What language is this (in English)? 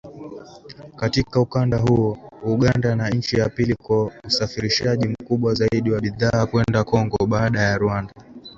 Swahili